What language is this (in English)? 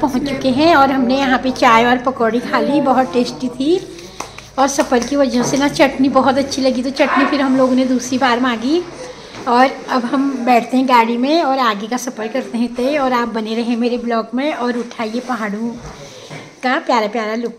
Hindi